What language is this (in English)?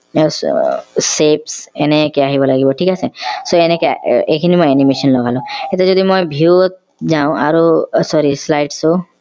Assamese